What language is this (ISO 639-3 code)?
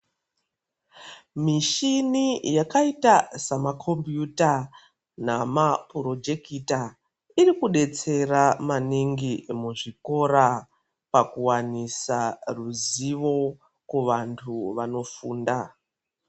ndc